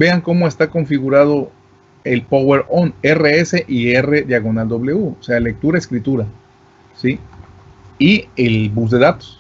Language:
Spanish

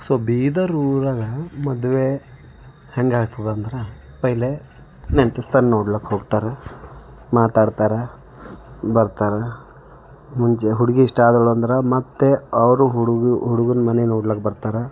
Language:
Kannada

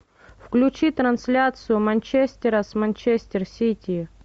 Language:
Russian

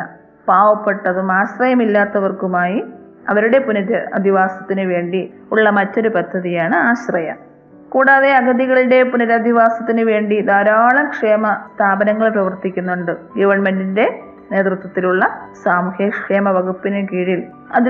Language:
Malayalam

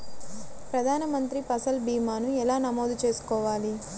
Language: Telugu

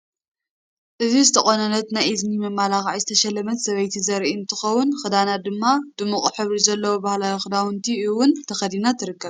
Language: Tigrinya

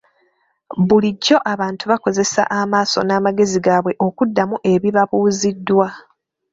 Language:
Ganda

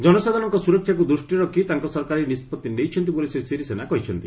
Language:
Odia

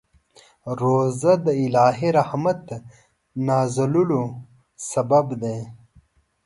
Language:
Pashto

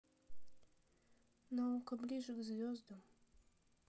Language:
Russian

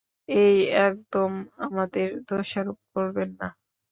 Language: Bangla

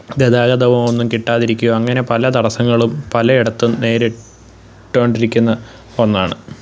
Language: Malayalam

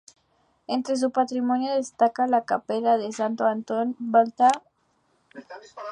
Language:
Spanish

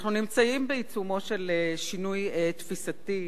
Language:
Hebrew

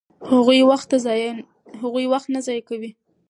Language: Pashto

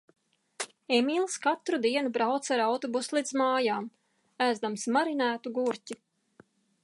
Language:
Latvian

